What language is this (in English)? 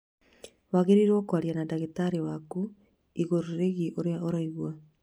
Kikuyu